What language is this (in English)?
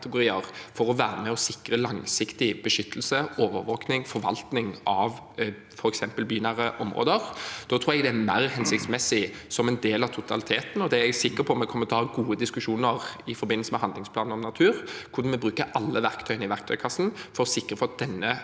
Norwegian